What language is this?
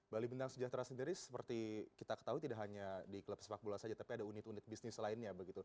Indonesian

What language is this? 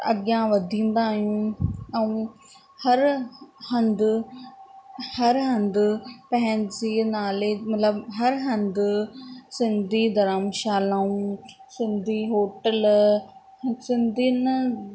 Sindhi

